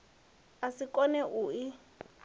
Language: Venda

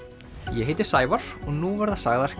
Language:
Icelandic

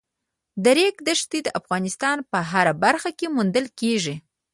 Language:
Pashto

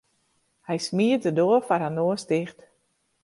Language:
Western Frisian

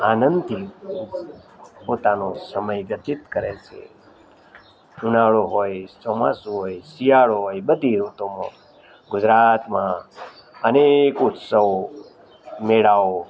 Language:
Gujarati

